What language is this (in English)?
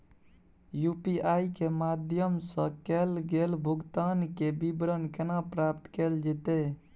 Maithili